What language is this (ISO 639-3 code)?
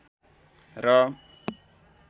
nep